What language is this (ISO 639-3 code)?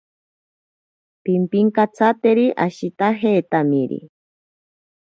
prq